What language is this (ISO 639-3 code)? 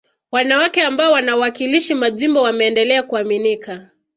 swa